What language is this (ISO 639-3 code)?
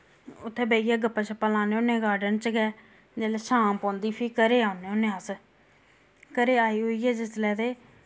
doi